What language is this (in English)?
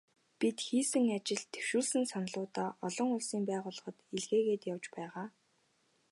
Mongolian